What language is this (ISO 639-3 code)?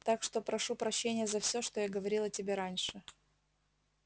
rus